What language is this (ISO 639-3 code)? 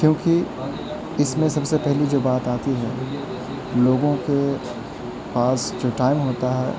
urd